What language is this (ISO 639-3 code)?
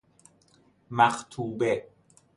fas